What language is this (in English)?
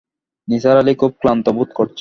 Bangla